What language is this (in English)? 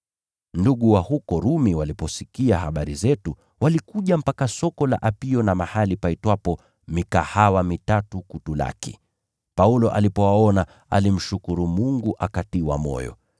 Swahili